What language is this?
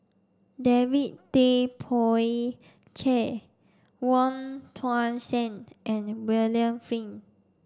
English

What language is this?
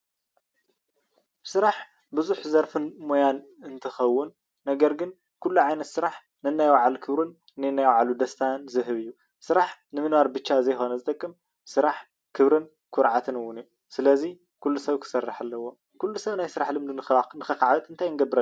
Tigrinya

